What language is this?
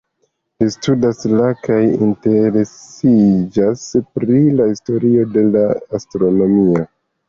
Esperanto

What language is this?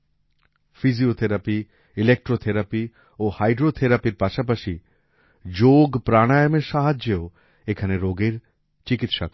Bangla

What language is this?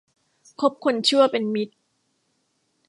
Thai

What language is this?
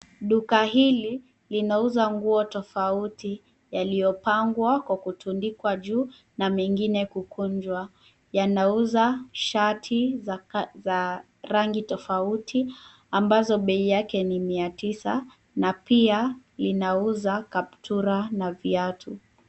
Swahili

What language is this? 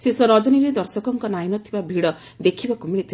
Odia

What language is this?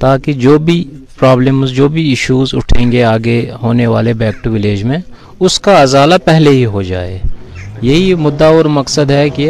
Urdu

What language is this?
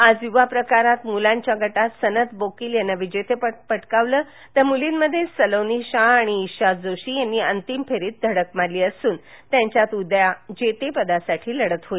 Marathi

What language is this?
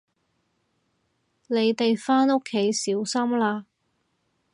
Cantonese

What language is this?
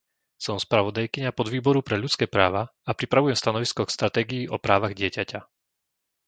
Slovak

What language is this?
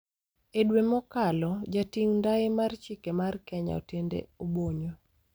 Luo (Kenya and Tanzania)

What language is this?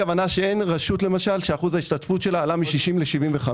Hebrew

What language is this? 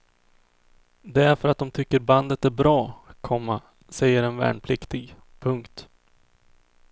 Swedish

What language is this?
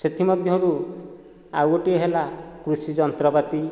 Odia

